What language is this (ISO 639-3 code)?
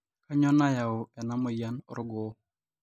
mas